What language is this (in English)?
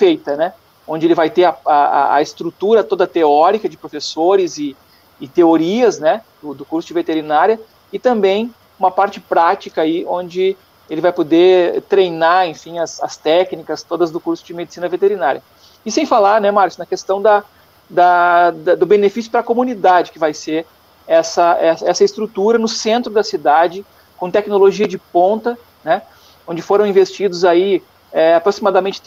Portuguese